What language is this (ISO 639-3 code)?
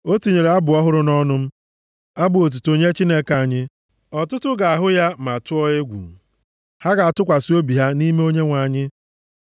ibo